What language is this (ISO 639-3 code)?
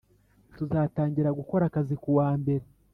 kin